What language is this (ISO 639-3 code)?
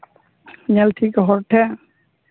sat